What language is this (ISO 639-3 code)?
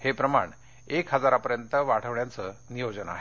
mar